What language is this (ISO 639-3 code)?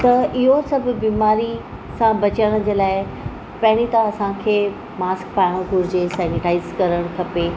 snd